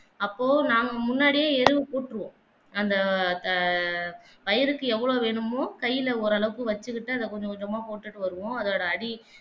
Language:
Tamil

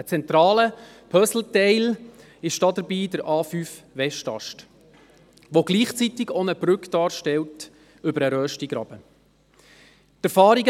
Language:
Swiss German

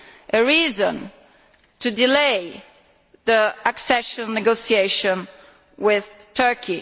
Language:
English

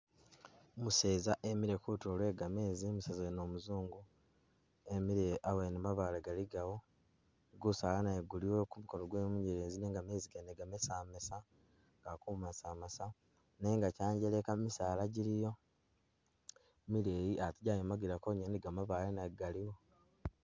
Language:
Masaaba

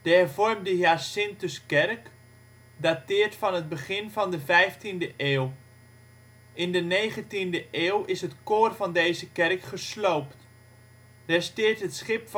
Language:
Dutch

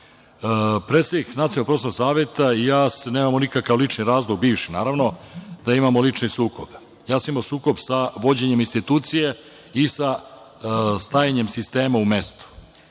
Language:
Serbian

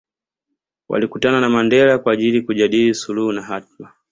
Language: Swahili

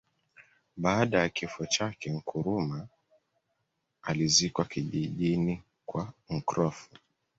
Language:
Swahili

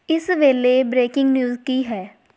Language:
Punjabi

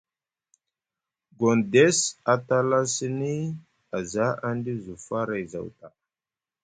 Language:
Musgu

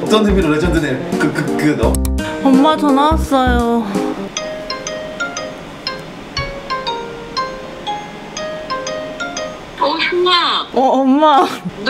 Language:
Korean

